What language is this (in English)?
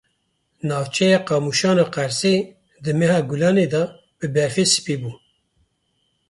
Kurdish